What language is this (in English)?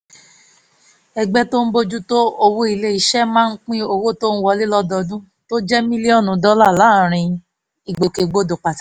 Yoruba